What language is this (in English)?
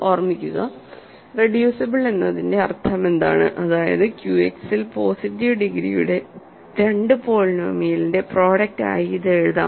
Malayalam